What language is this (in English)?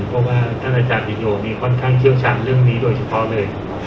Thai